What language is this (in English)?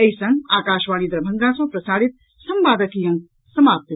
Maithili